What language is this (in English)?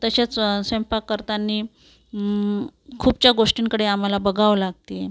Marathi